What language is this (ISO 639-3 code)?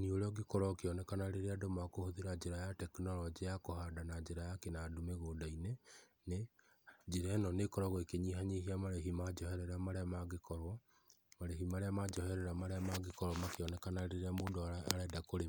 kik